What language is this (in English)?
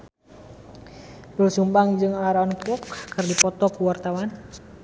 Sundanese